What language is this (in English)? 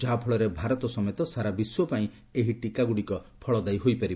Odia